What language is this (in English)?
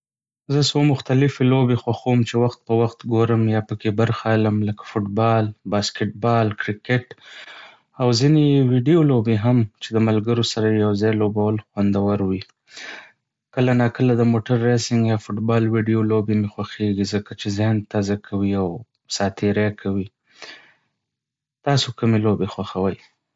Pashto